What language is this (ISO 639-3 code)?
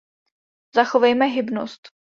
ces